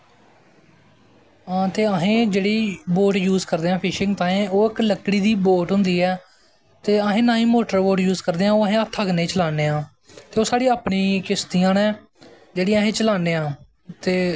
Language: Dogri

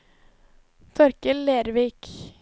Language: Norwegian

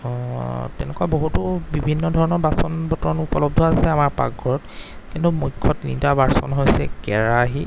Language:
Assamese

